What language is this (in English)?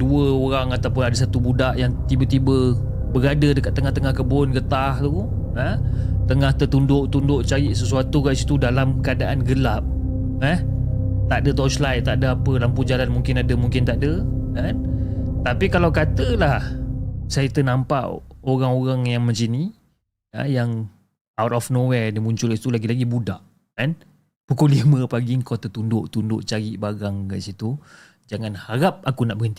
Malay